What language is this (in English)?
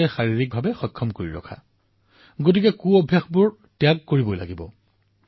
Assamese